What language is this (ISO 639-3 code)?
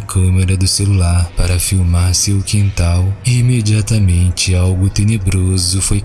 por